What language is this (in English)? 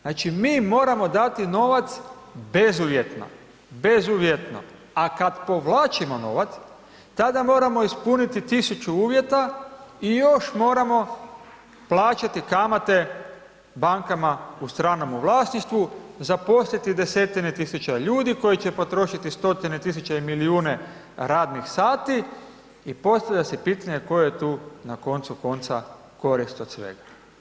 Croatian